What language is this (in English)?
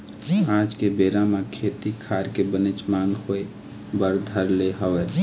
Chhattisgarhi